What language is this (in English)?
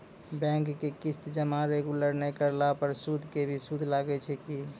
Maithili